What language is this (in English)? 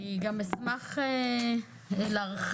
Hebrew